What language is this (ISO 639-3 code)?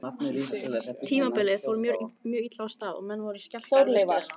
isl